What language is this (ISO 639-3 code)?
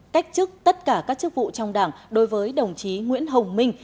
vie